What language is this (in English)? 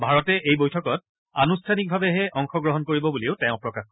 Assamese